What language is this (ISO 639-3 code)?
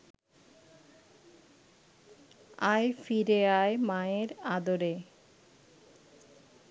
ben